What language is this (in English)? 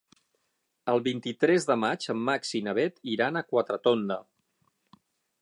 Catalan